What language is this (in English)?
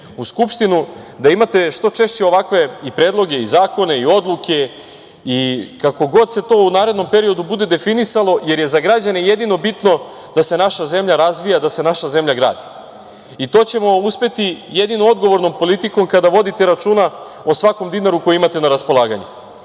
Serbian